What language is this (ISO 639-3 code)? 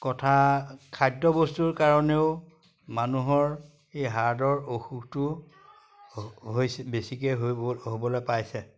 asm